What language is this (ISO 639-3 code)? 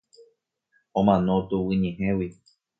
grn